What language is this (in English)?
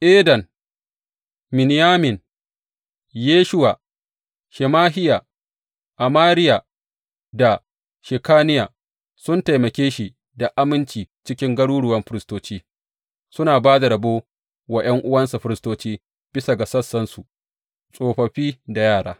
Hausa